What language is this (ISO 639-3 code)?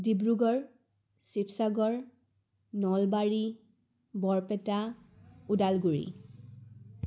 asm